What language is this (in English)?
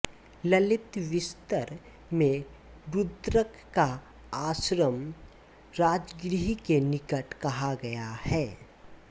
Hindi